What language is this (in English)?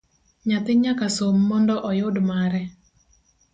Luo (Kenya and Tanzania)